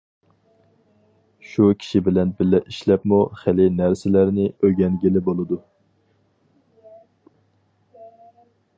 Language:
Uyghur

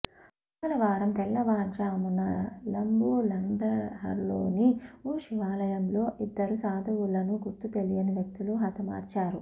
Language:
Telugu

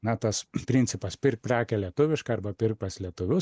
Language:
Lithuanian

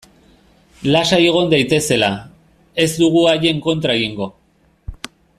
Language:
Basque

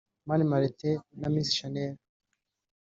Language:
Kinyarwanda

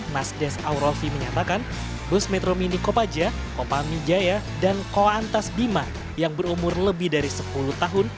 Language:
Indonesian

